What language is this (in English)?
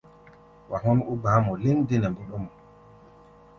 Gbaya